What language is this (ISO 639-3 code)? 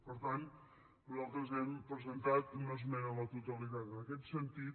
cat